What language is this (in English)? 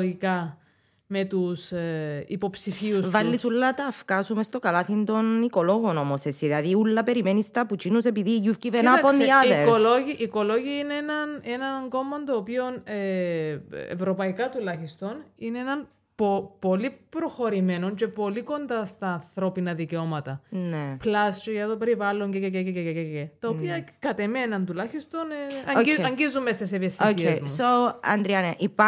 Greek